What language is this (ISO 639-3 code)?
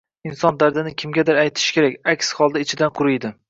uzb